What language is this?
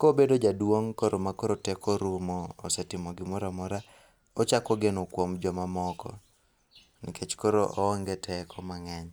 Luo (Kenya and Tanzania)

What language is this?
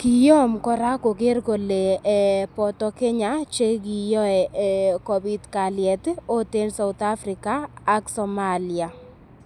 Kalenjin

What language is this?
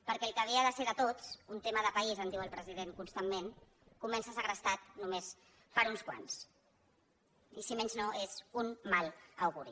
Catalan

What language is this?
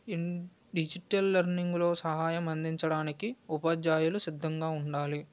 Telugu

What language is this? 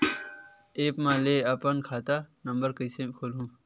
Chhattisgarhi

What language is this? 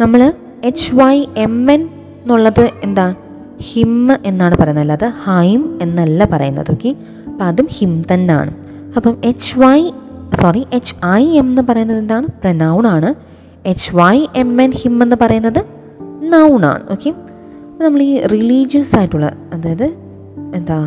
Malayalam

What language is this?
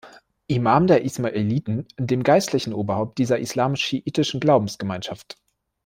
German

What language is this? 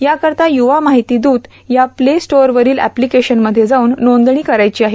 Marathi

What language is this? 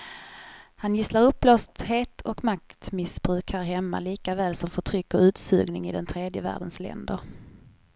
Swedish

